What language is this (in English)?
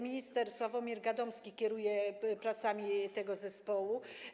Polish